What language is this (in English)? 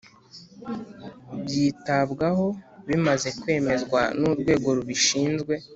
Kinyarwanda